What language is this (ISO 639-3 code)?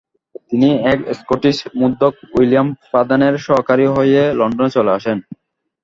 ben